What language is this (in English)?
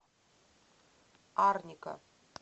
Russian